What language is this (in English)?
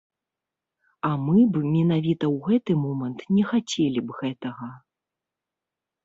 Belarusian